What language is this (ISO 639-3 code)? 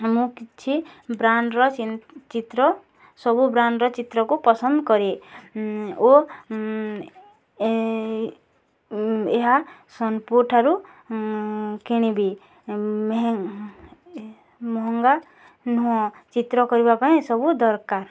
ori